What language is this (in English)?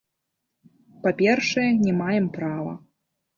Belarusian